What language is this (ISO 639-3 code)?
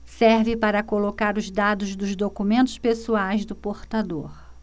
por